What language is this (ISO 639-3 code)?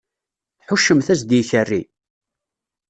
kab